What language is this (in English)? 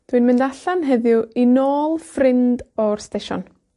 Welsh